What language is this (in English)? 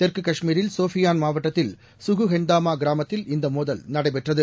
Tamil